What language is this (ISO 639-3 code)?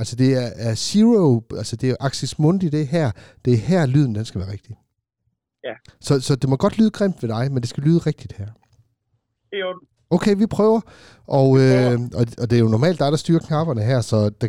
dan